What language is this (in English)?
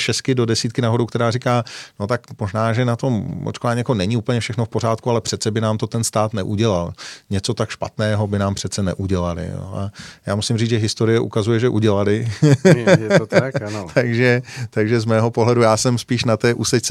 Czech